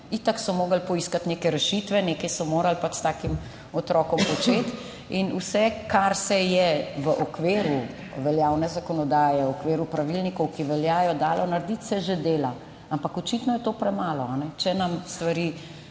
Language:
Slovenian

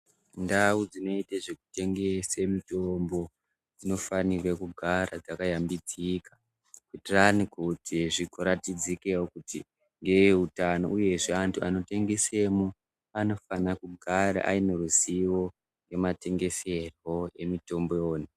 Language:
Ndau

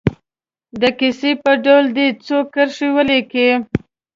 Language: Pashto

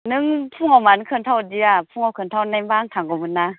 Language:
Bodo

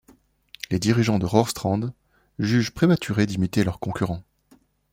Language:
French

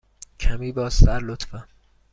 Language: Persian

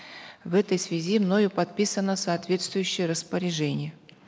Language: Kazakh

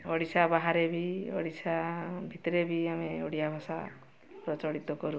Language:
Odia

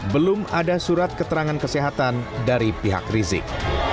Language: Indonesian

